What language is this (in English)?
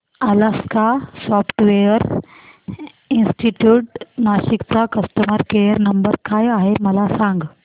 Marathi